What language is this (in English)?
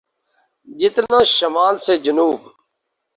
Urdu